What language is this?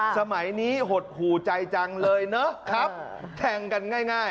Thai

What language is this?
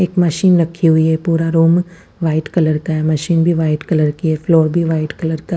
Hindi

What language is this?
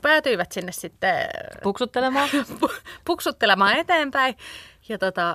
Finnish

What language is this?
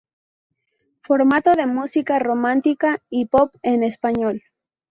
Spanish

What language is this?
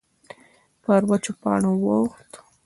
Pashto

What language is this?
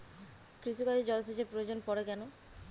Bangla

